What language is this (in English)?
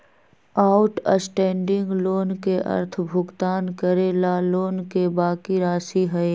Magahi